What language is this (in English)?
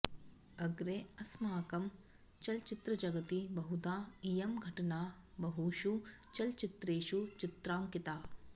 Sanskrit